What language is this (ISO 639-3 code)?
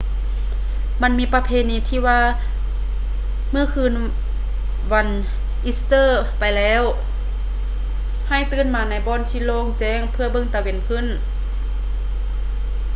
lao